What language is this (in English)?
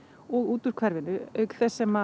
Icelandic